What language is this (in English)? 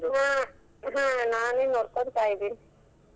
Kannada